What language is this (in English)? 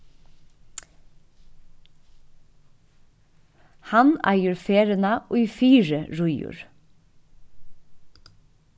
Faroese